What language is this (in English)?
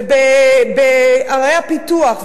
Hebrew